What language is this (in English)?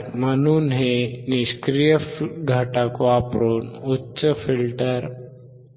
Marathi